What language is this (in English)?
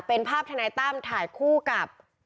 Thai